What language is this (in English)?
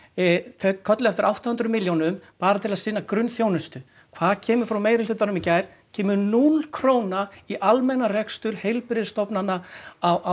Icelandic